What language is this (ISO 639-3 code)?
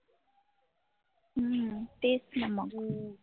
mar